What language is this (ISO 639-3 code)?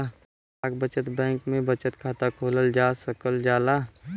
bho